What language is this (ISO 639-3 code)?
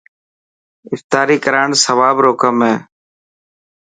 mki